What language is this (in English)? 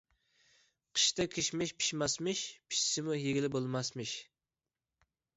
Uyghur